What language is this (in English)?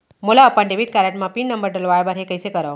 Chhattisgarhi